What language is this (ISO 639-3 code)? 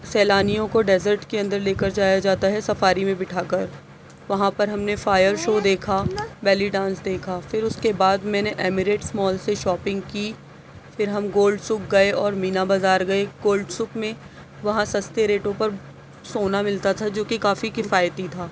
urd